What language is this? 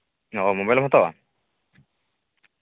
Santali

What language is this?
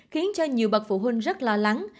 Vietnamese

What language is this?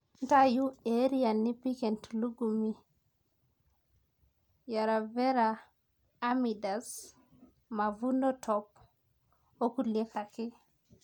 Masai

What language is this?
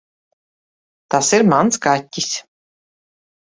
Latvian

